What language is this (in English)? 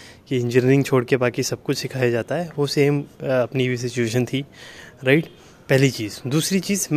Hindi